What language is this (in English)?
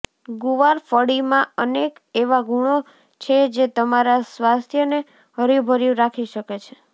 Gujarati